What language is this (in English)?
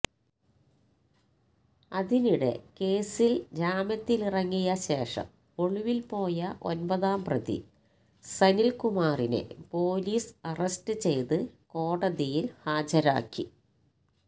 Malayalam